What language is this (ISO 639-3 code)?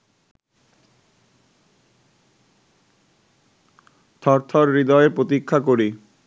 ben